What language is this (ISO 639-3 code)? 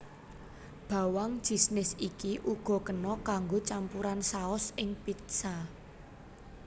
jav